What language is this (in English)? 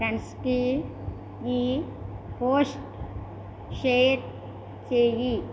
Telugu